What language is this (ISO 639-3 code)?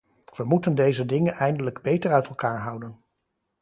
nld